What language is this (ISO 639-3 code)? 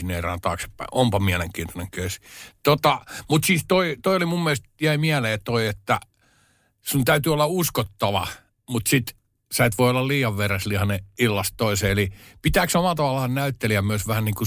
fin